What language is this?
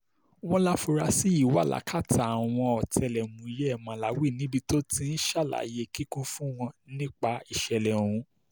Yoruba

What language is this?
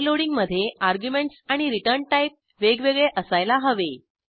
Marathi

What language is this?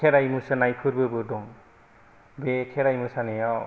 Bodo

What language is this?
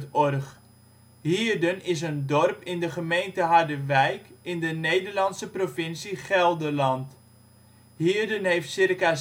Dutch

